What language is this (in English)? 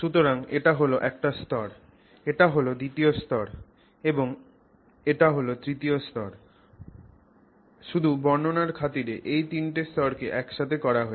Bangla